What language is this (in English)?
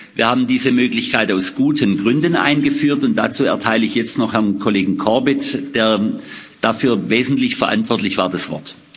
German